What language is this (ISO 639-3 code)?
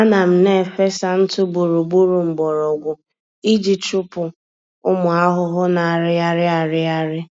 ibo